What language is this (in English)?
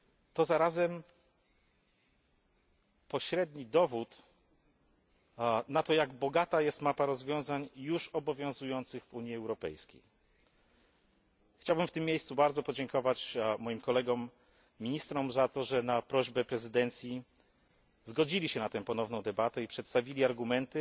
Polish